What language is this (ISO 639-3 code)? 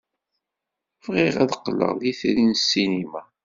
kab